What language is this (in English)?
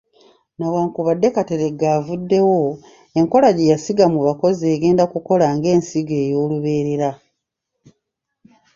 Ganda